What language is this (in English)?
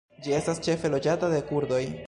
Esperanto